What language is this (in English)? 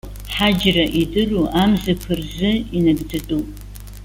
Abkhazian